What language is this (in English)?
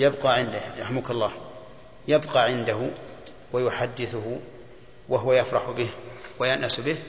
Arabic